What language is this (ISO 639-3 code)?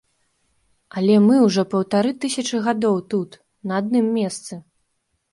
bel